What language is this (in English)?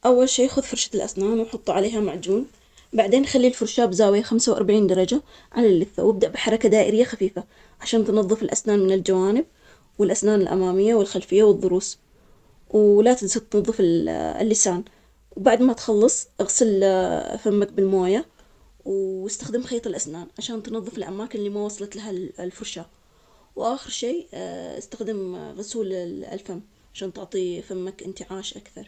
Omani Arabic